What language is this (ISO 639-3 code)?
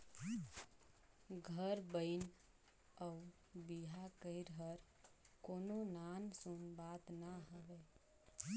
hne